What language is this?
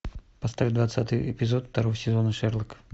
Russian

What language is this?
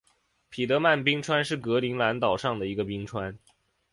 Chinese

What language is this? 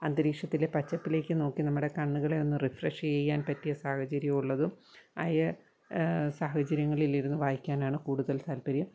Malayalam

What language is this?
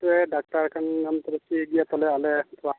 Santali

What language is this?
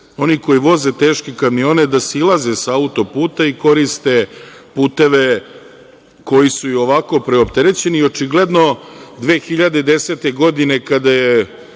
Serbian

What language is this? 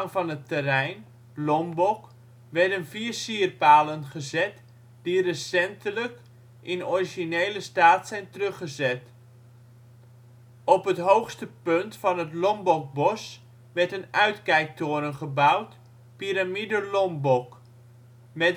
Dutch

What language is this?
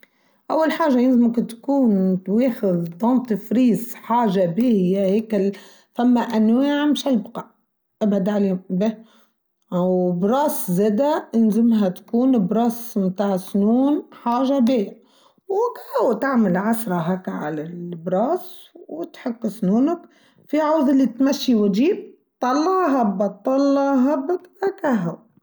Tunisian Arabic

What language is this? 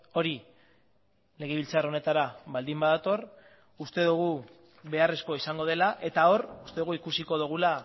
Basque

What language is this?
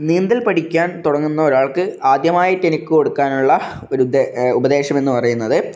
Malayalam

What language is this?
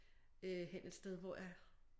Danish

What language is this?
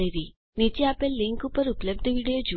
Gujarati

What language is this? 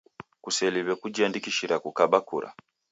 Taita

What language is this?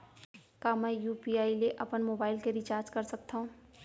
Chhattisgarhi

